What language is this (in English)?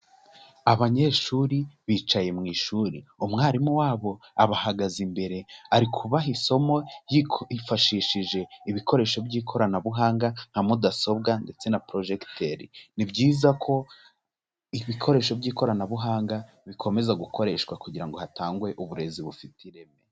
Kinyarwanda